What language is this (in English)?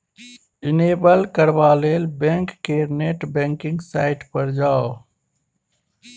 Maithili